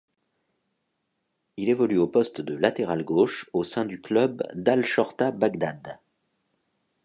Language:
French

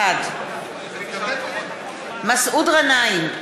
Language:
Hebrew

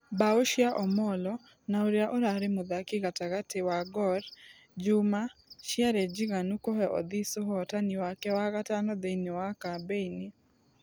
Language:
Kikuyu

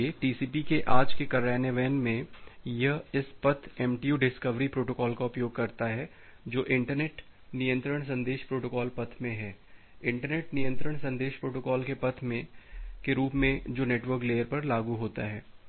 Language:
Hindi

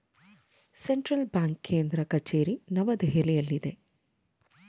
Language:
Kannada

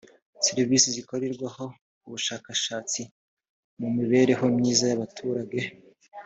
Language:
Kinyarwanda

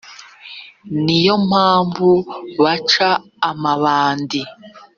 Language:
Kinyarwanda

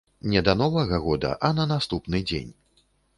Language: Belarusian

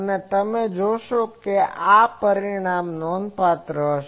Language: Gujarati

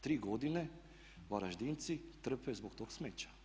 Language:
Croatian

